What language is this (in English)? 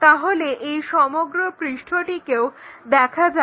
Bangla